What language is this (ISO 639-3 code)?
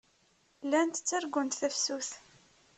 kab